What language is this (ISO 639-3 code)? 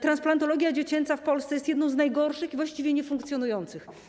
pol